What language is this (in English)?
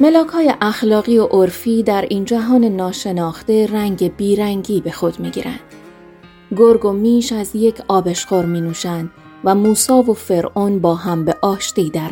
Persian